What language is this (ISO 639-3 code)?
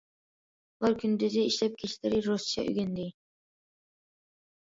uig